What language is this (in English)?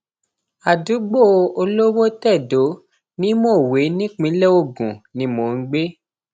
Yoruba